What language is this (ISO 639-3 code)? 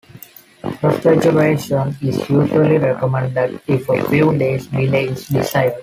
eng